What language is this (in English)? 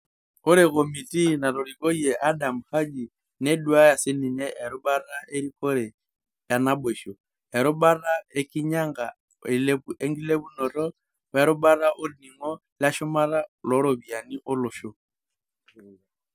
Masai